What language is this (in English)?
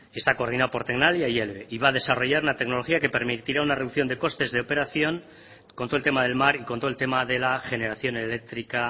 Spanish